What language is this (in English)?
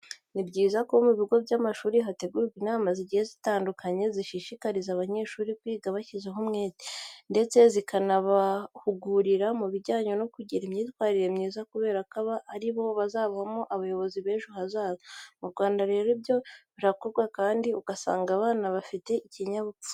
Kinyarwanda